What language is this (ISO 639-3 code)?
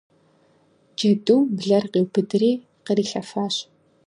kbd